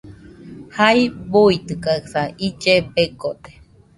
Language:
Nüpode Huitoto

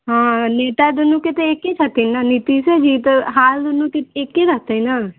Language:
Maithili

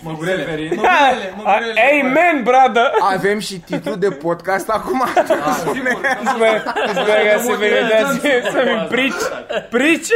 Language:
Romanian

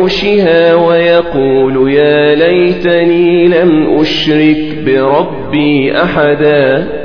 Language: Arabic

